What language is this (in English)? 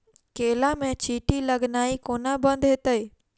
Maithili